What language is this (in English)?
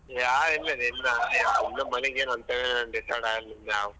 Kannada